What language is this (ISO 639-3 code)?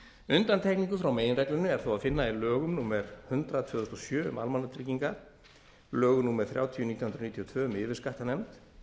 isl